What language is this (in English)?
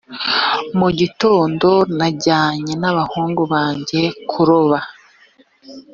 Kinyarwanda